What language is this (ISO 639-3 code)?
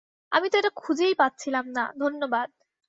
ben